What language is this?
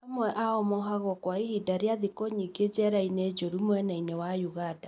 Kikuyu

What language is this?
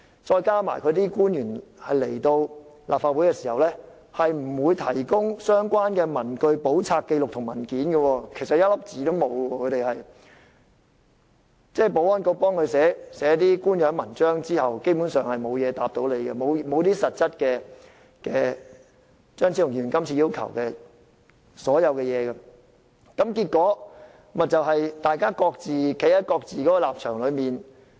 Cantonese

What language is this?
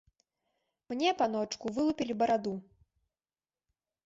Belarusian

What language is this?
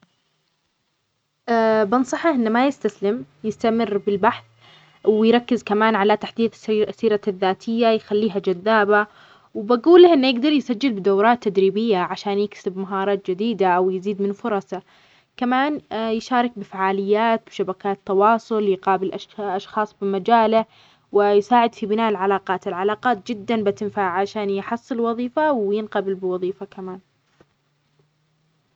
Omani Arabic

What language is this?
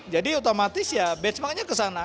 Indonesian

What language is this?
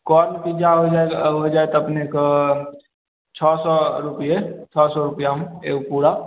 Maithili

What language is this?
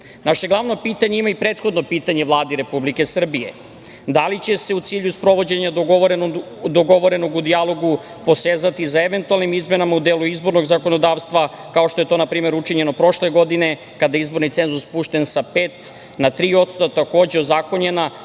Serbian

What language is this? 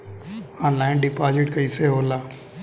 Bhojpuri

